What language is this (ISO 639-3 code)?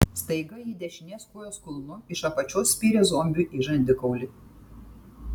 lit